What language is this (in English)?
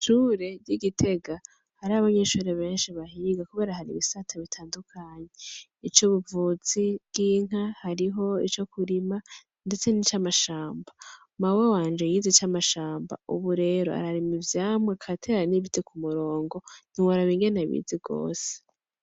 Rundi